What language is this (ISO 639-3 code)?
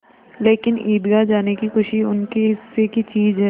hin